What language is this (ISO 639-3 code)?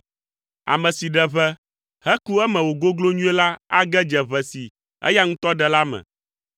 ewe